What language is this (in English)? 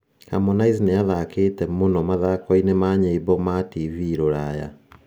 Kikuyu